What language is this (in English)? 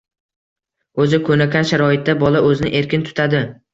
Uzbek